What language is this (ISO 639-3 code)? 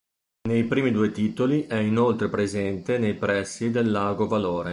ita